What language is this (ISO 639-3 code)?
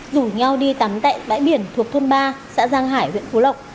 vie